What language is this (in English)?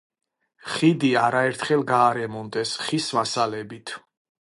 Georgian